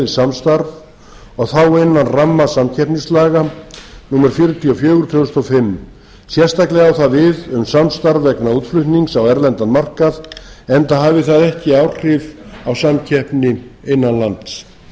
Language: Icelandic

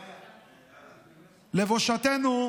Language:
Hebrew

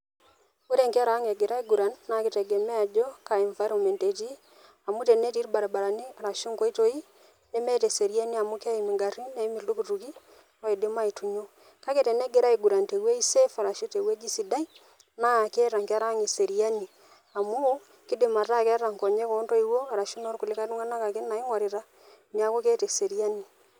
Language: Masai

